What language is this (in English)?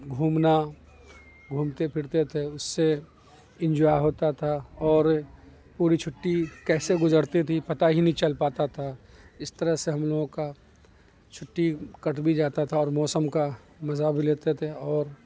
Urdu